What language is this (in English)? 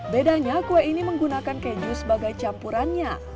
Indonesian